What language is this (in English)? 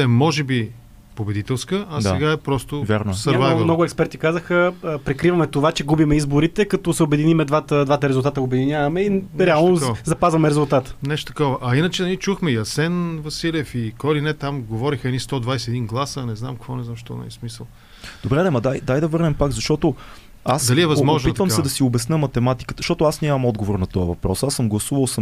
Bulgarian